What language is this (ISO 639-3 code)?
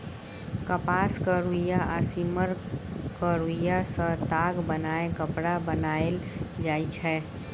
mai